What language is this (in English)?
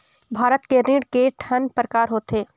Chhattisgarhi